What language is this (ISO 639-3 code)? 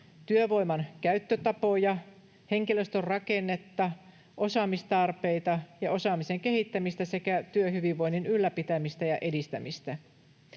fin